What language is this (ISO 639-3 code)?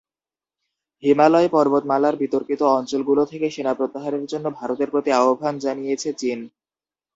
ben